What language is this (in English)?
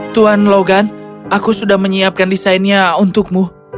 Indonesian